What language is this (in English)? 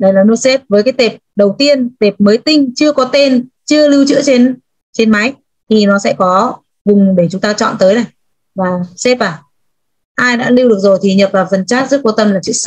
Vietnamese